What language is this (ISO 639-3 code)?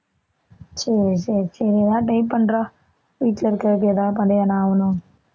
tam